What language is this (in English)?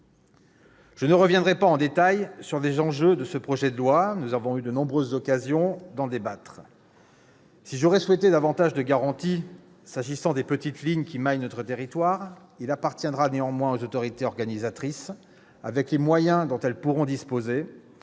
French